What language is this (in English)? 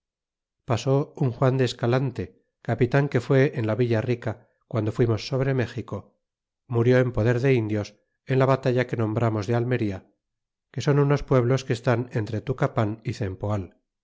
Spanish